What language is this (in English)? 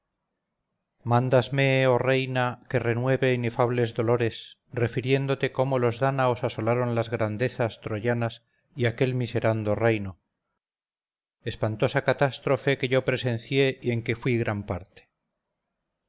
Spanish